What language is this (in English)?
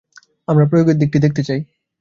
Bangla